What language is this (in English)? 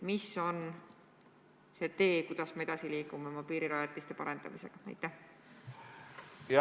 Estonian